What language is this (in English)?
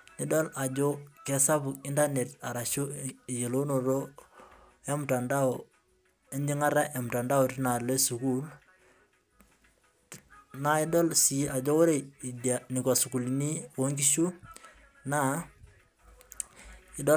Masai